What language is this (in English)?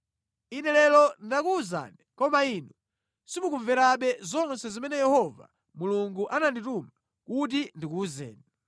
Nyanja